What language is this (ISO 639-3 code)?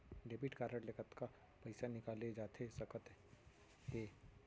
hne